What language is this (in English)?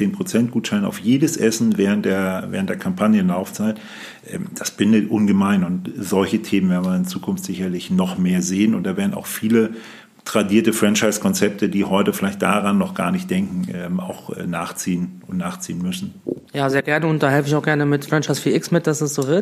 German